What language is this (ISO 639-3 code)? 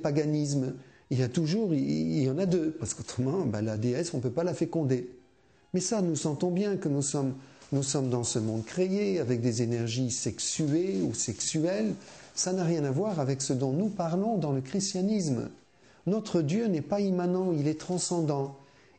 fra